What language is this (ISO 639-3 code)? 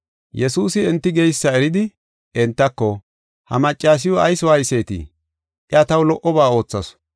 gof